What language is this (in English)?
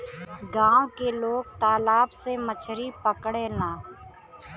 Bhojpuri